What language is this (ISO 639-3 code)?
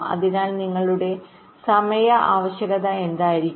mal